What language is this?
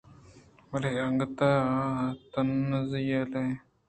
Eastern Balochi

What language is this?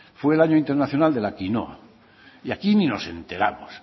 Spanish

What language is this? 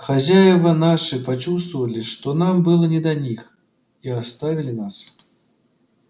Russian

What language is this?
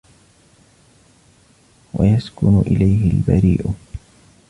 Arabic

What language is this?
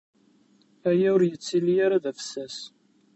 Kabyle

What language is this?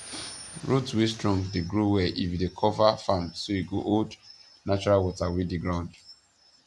Nigerian Pidgin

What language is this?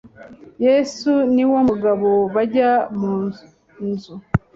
Kinyarwanda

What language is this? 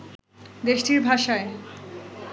Bangla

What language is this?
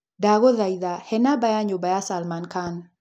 Kikuyu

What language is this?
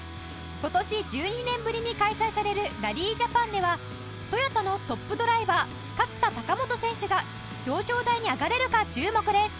Japanese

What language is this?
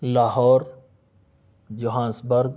Urdu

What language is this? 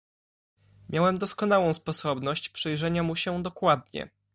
Polish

